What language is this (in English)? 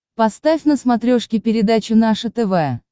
Russian